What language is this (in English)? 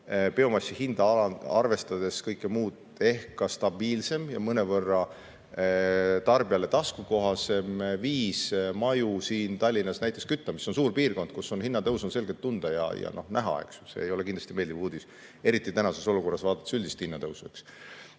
Estonian